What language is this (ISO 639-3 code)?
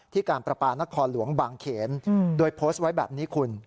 tha